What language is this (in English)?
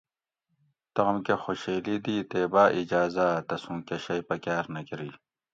Gawri